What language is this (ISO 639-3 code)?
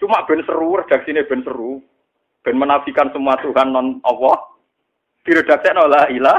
ind